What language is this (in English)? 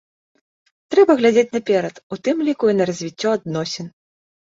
Belarusian